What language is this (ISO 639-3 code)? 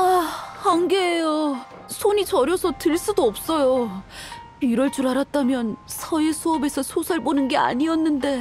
kor